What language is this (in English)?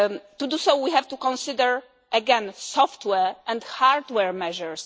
English